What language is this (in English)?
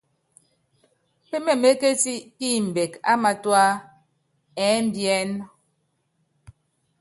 Yangben